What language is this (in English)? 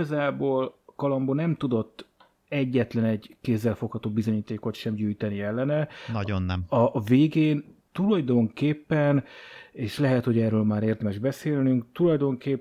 Hungarian